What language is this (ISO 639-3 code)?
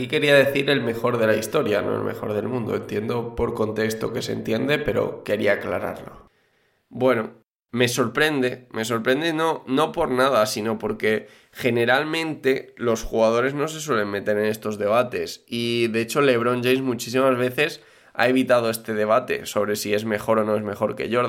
spa